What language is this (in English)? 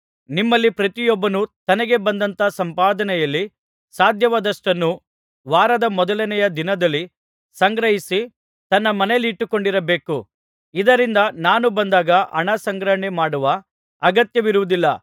Kannada